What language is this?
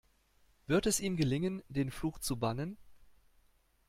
German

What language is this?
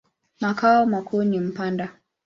Swahili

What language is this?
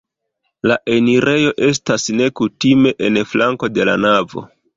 Esperanto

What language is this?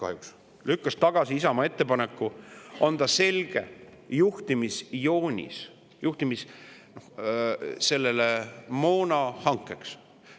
Estonian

